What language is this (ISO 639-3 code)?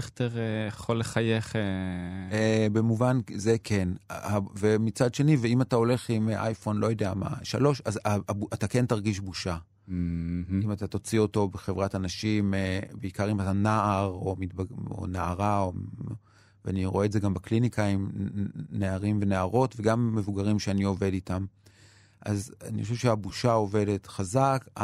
heb